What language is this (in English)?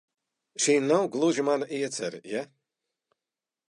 Latvian